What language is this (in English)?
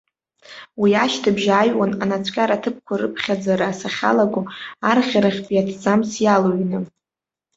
Abkhazian